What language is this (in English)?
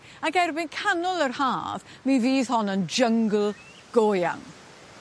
Welsh